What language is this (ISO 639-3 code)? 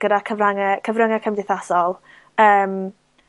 cym